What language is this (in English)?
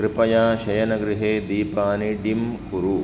Sanskrit